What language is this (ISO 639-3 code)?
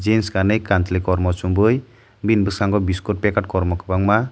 trp